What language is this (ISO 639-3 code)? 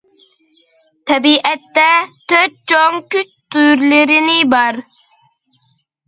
uig